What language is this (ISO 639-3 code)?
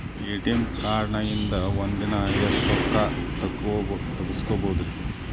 kan